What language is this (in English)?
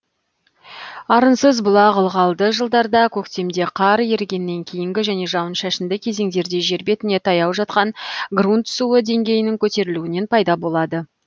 Kazakh